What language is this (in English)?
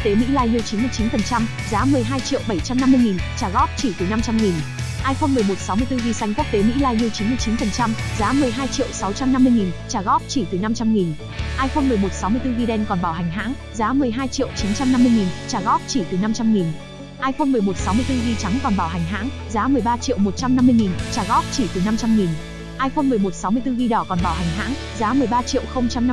Vietnamese